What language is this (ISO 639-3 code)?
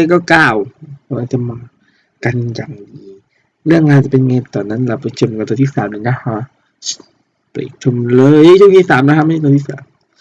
tha